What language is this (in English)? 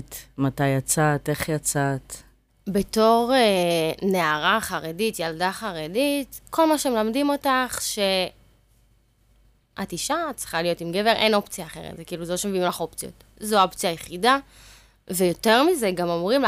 Hebrew